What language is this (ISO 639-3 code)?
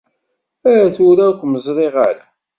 kab